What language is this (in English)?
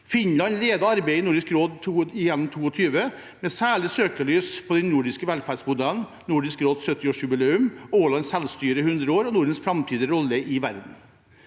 Norwegian